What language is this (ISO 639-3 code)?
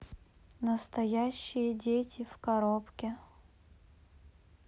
rus